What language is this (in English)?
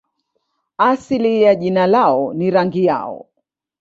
Swahili